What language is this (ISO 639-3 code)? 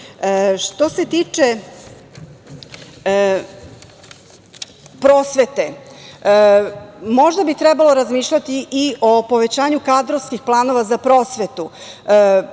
srp